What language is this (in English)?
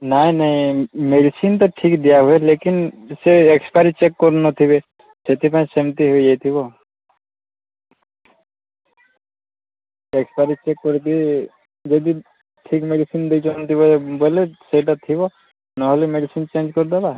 Odia